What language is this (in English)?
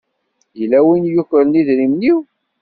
Kabyle